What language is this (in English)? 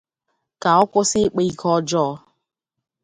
Igbo